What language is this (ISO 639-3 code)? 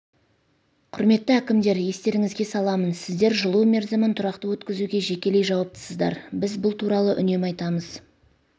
kaz